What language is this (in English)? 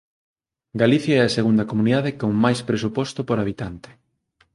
Galician